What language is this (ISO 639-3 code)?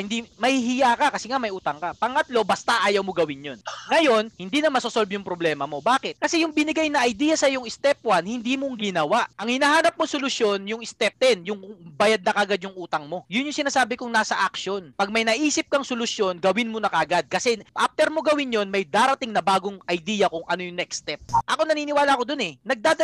fil